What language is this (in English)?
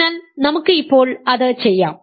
Malayalam